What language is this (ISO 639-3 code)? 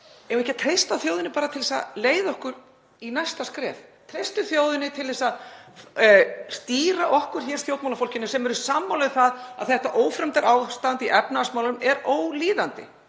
isl